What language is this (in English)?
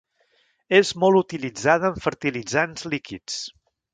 Catalan